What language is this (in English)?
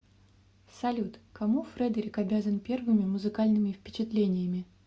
Russian